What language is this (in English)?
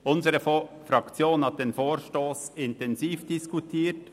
Swiss German